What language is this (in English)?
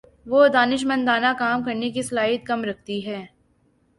Urdu